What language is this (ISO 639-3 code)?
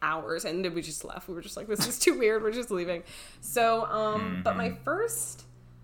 eng